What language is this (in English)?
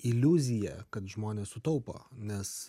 Lithuanian